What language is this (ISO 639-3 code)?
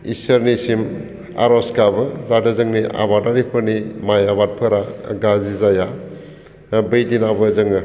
brx